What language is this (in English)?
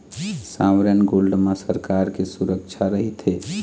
Chhattisgarhi